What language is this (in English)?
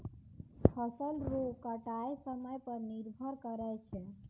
Maithili